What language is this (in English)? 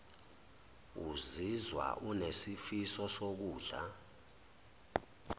Zulu